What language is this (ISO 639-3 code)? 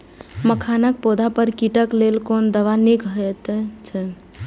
mai